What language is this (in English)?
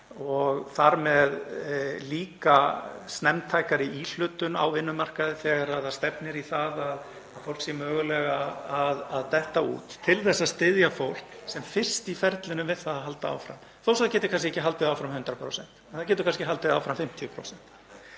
Icelandic